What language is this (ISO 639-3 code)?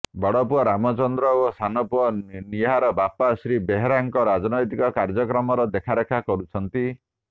ori